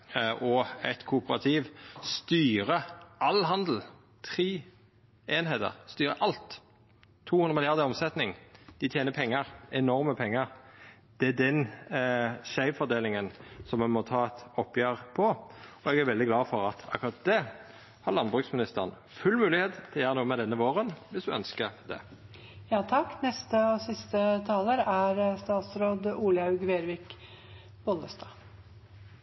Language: Norwegian Nynorsk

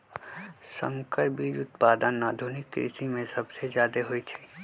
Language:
Magahi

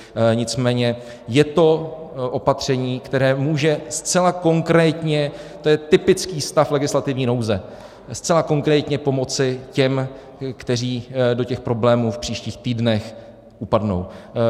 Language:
Czech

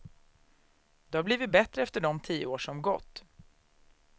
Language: Swedish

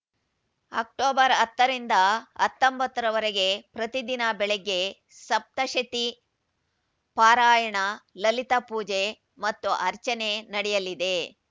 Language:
Kannada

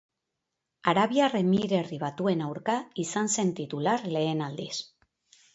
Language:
Basque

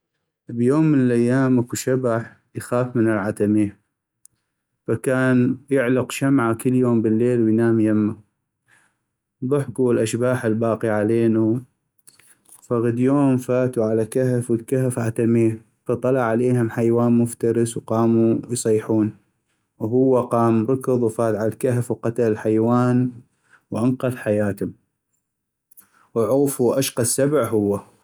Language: North Mesopotamian Arabic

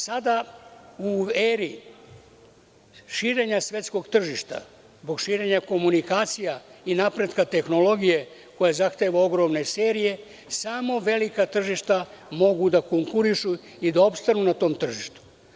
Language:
Serbian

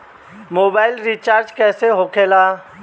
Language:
Bhojpuri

